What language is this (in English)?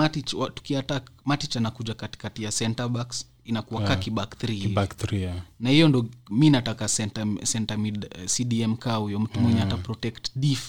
Swahili